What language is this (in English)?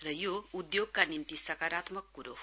Nepali